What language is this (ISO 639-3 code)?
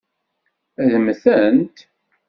kab